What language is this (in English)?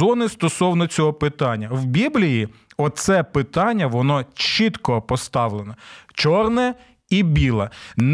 Ukrainian